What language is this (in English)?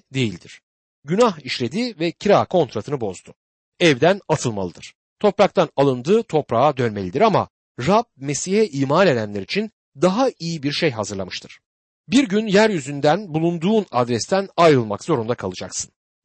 Turkish